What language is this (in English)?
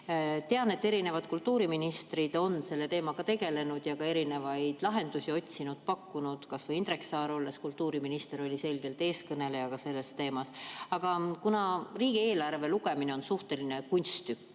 Estonian